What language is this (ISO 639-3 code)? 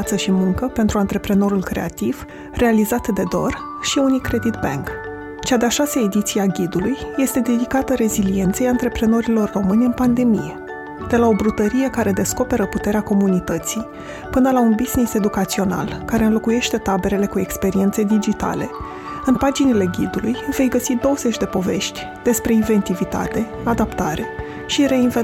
ron